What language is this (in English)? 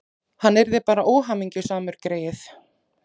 Icelandic